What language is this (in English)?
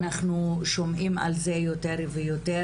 Hebrew